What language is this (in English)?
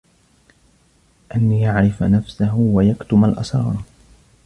Arabic